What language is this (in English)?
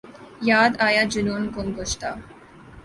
Urdu